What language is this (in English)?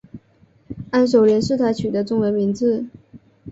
Chinese